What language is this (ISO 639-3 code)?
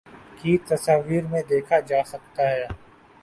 urd